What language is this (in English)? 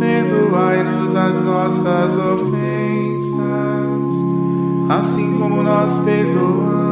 Portuguese